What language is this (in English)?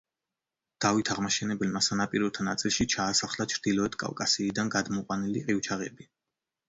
Georgian